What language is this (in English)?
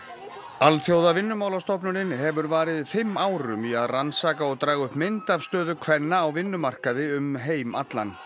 Icelandic